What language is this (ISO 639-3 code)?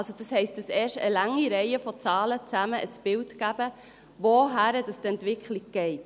gsw